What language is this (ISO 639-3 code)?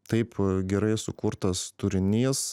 lit